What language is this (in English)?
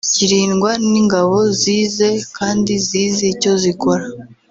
Kinyarwanda